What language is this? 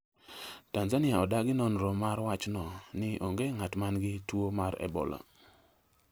Luo (Kenya and Tanzania)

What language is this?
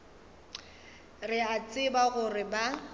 Northern Sotho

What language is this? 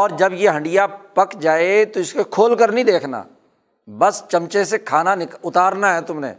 Urdu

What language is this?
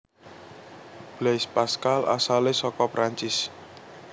Javanese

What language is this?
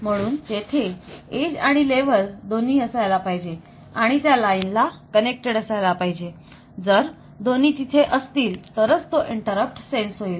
Marathi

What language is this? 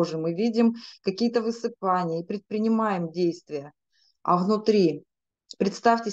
Russian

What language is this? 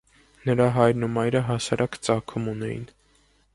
Armenian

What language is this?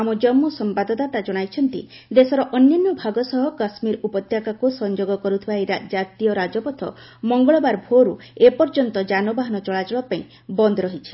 Odia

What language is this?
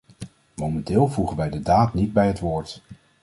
Dutch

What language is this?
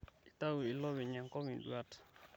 Masai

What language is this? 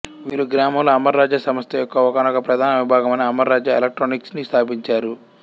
Telugu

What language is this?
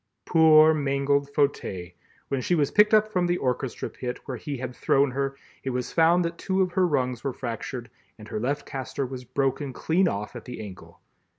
English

